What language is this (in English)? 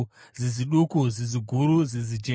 Shona